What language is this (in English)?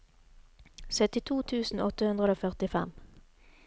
Norwegian